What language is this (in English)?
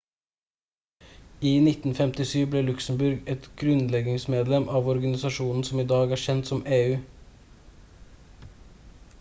Norwegian Bokmål